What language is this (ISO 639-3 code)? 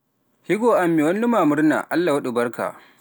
fuf